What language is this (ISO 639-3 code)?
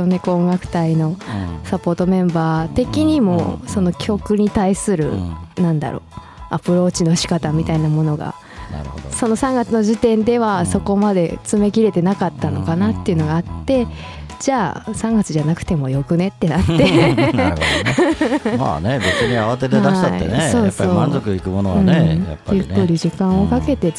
jpn